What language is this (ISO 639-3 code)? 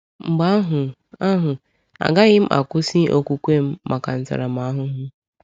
ibo